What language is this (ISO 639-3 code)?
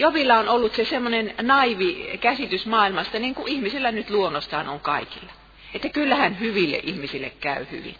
fin